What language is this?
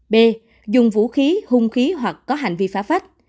Vietnamese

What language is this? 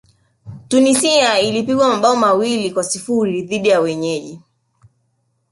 Swahili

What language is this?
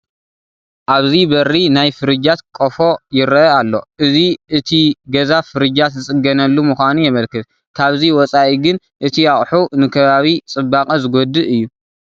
Tigrinya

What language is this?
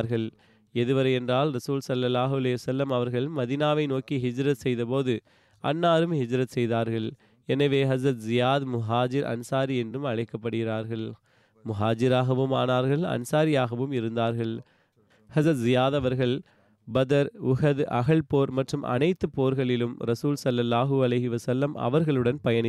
Tamil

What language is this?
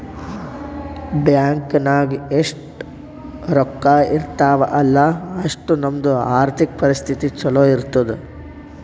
Kannada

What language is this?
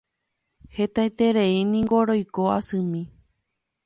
Guarani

